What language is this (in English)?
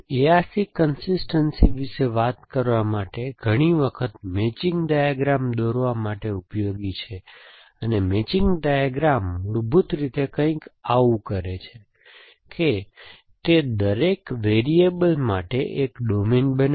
Gujarati